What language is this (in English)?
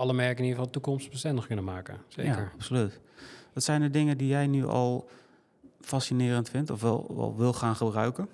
Dutch